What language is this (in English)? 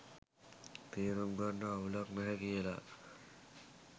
Sinhala